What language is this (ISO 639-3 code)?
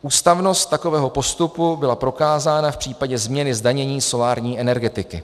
ces